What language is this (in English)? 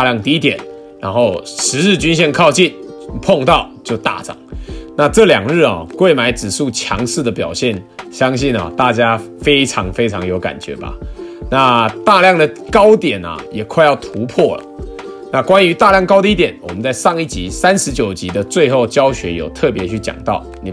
Chinese